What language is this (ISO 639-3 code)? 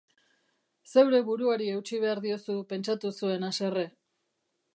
eus